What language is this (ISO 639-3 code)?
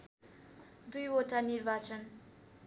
nep